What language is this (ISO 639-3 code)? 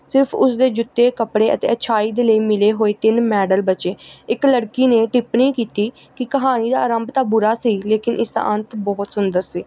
pan